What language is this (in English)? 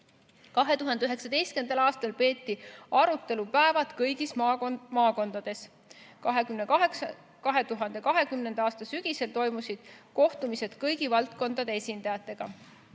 Estonian